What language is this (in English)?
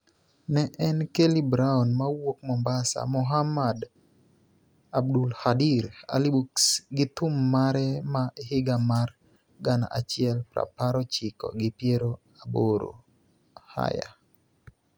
Luo (Kenya and Tanzania)